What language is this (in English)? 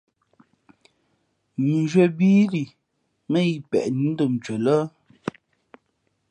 Fe'fe'